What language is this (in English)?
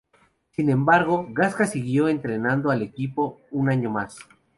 Spanish